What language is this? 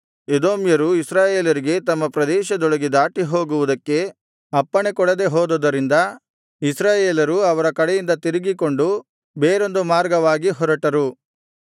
Kannada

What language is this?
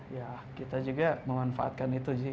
Indonesian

